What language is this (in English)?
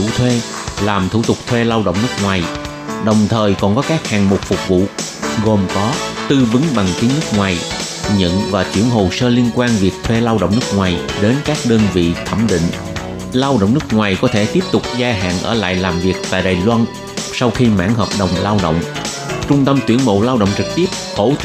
Vietnamese